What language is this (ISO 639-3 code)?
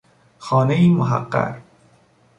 fas